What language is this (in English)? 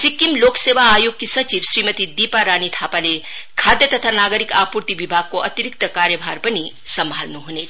Nepali